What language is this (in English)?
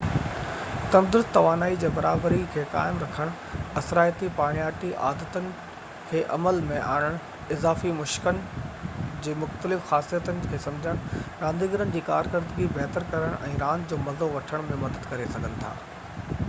Sindhi